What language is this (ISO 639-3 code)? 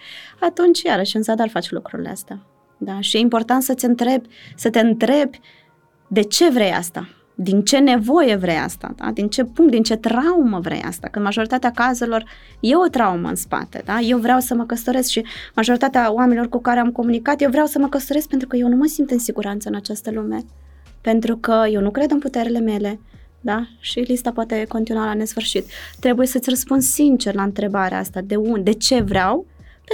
ron